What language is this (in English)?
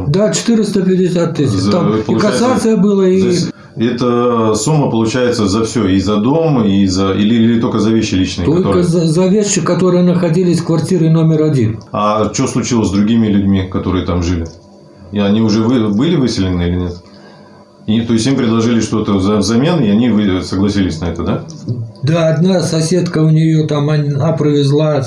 Russian